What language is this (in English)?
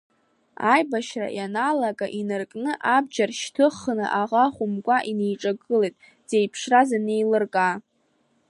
Abkhazian